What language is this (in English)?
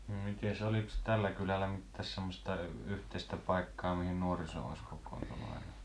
Finnish